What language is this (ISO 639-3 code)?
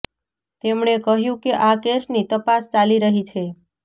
guj